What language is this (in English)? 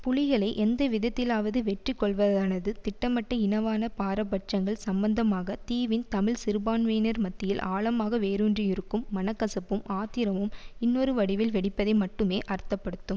Tamil